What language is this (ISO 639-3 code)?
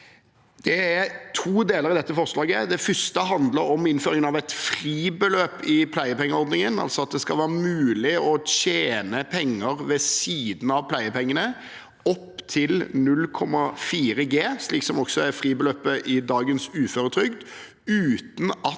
nor